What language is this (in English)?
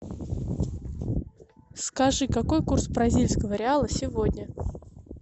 Russian